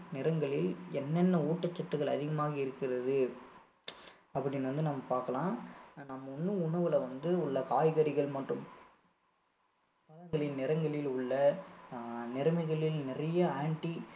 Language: Tamil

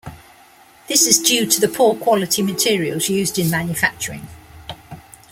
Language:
English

